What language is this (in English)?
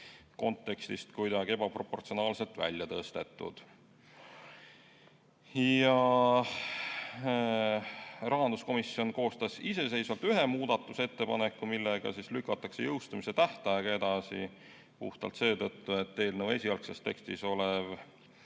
Estonian